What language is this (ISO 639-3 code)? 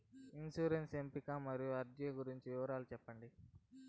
tel